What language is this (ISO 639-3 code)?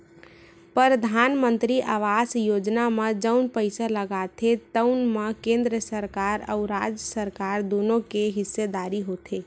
hne